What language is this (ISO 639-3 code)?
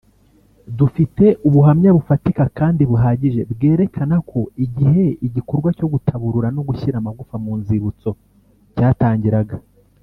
kin